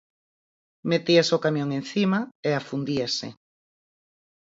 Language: Galician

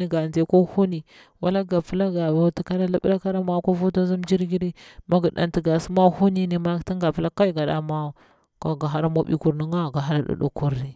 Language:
Bura-Pabir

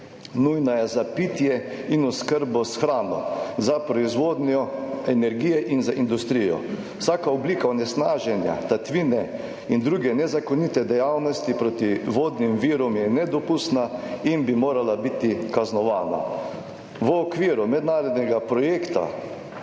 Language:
Slovenian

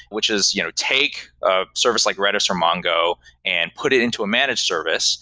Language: English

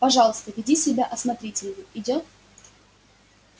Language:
Russian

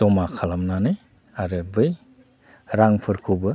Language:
Bodo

